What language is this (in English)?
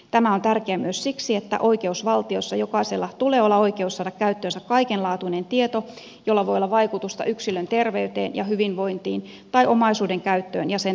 Finnish